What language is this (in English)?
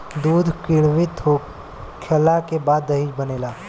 Bhojpuri